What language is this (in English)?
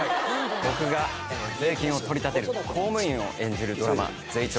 Japanese